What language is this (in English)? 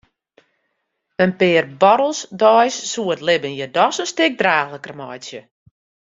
Western Frisian